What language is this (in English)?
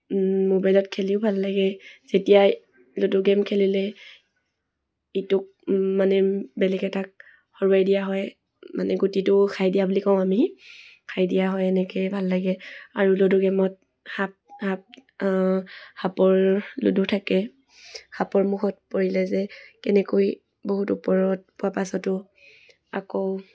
Assamese